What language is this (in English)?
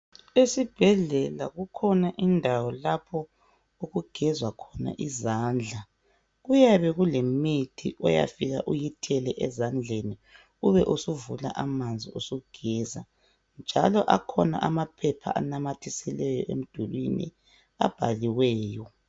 North Ndebele